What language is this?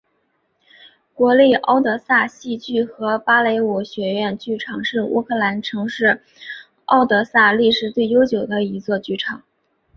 Chinese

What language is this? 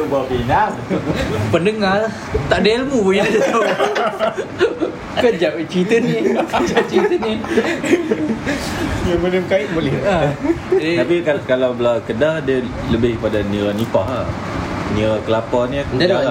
Malay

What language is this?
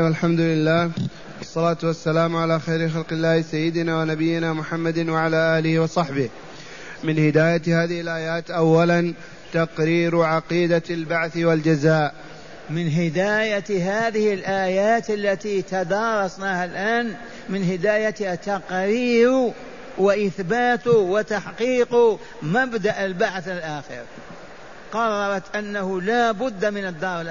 Arabic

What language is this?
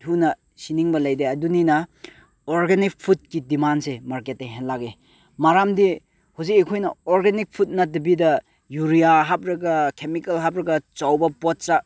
Manipuri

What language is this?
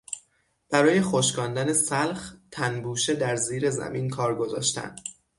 Persian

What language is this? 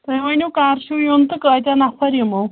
Kashmiri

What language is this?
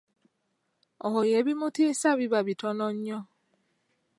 Ganda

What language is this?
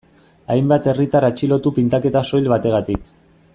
Basque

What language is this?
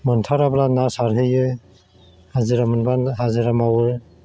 Bodo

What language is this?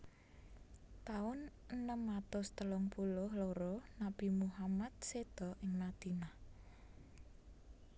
Javanese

